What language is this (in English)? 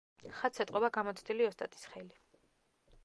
Georgian